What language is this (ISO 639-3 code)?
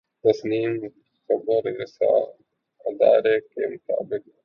urd